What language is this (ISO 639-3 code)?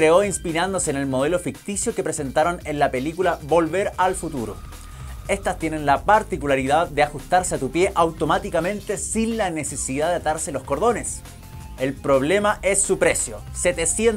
spa